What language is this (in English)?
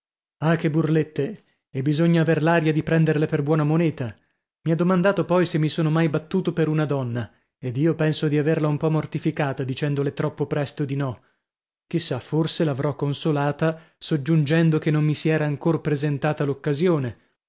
Italian